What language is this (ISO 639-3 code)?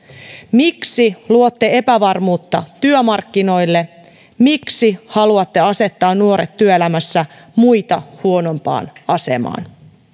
fin